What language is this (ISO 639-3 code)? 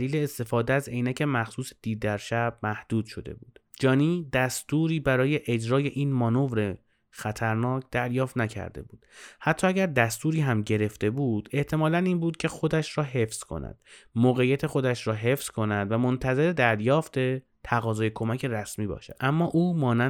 fas